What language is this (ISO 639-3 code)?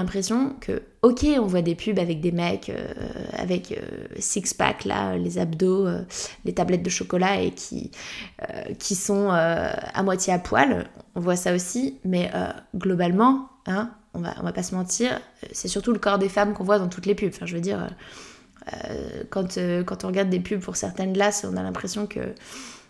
fra